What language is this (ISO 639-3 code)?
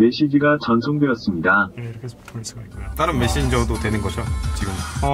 kor